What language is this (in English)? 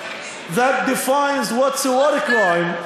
Hebrew